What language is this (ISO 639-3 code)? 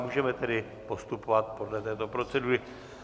ces